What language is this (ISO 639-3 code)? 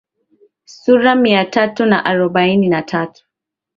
swa